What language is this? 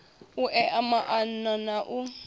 Venda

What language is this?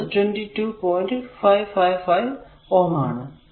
Malayalam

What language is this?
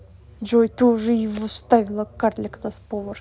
Russian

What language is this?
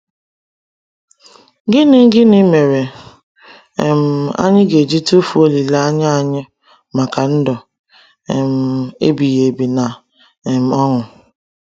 Igbo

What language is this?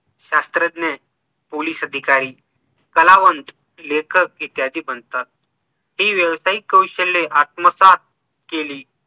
Marathi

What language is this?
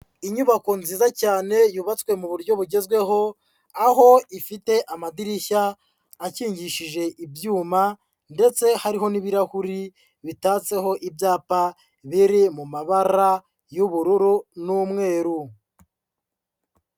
Kinyarwanda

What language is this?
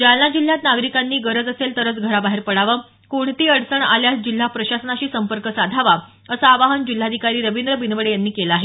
Marathi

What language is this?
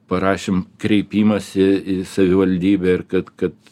Lithuanian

